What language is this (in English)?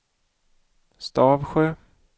Swedish